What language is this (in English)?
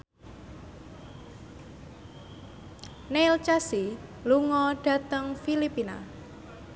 Javanese